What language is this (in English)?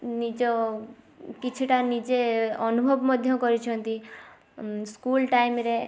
Odia